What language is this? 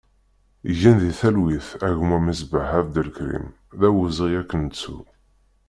Kabyle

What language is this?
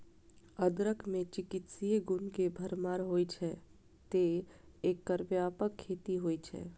Maithili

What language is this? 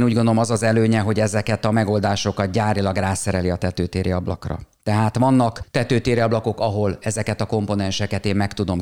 Hungarian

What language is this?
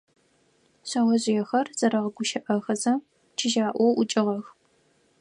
Adyghe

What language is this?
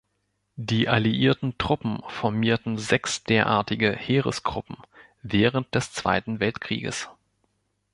German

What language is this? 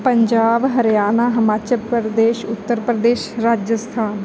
Punjabi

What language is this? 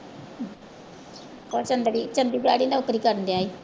Punjabi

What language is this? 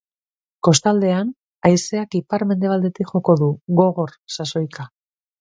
Basque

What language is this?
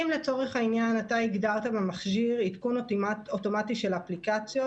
Hebrew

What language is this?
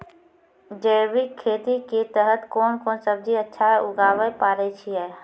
Maithili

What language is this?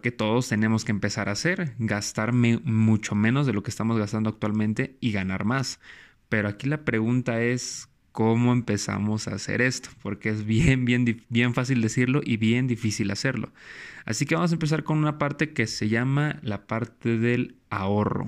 Spanish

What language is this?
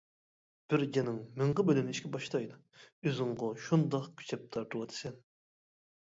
Uyghur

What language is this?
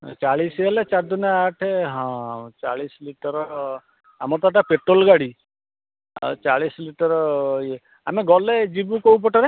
Odia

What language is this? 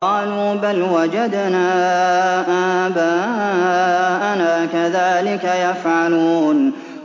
Arabic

